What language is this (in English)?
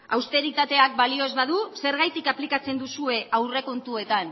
Basque